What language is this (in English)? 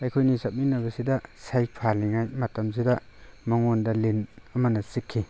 Manipuri